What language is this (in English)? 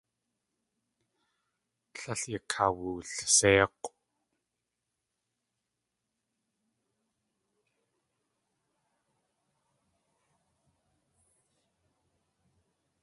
Tlingit